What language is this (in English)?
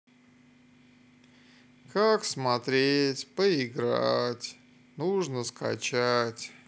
Russian